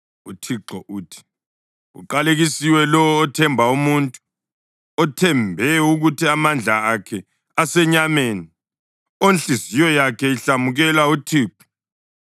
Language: North Ndebele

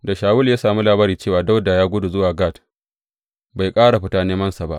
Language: Hausa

